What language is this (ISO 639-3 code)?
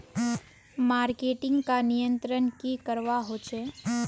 mag